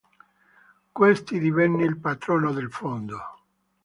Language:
Italian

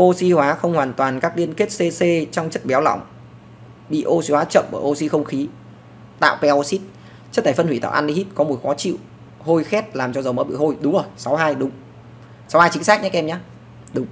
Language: Vietnamese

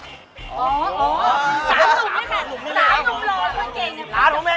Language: Thai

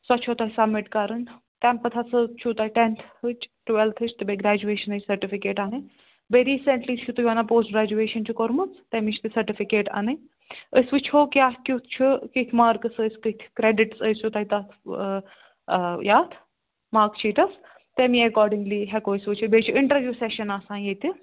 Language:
Kashmiri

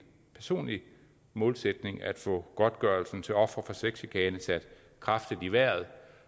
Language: Danish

